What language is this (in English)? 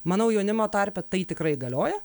Lithuanian